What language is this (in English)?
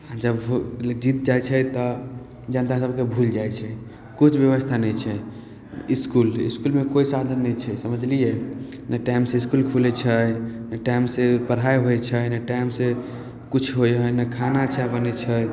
Maithili